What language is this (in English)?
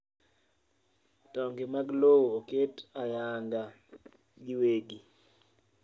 Luo (Kenya and Tanzania)